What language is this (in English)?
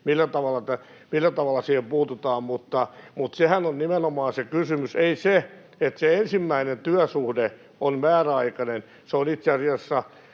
Finnish